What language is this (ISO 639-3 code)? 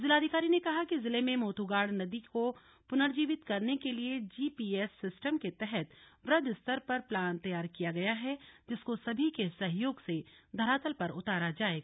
hin